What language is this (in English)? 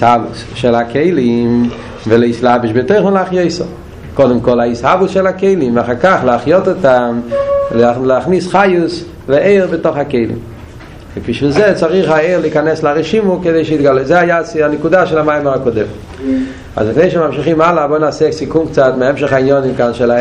Hebrew